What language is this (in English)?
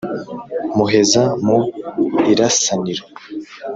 Kinyarwanda